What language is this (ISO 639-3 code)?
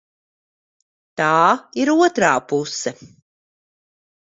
lav